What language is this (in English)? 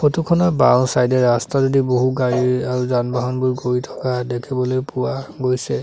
Assamese